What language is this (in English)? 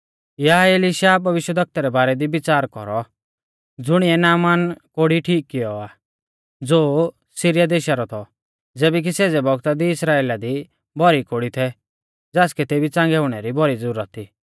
Mahasu Pahari